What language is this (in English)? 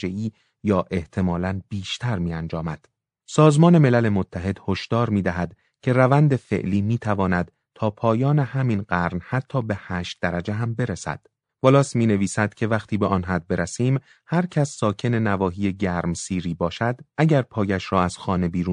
Persian